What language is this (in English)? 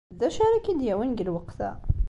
Kabyle